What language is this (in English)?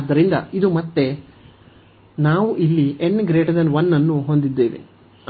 Kannada